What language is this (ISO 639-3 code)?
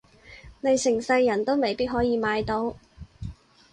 yue